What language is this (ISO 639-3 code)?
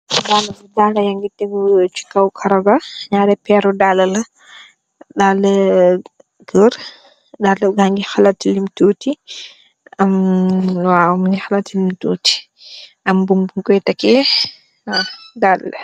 wol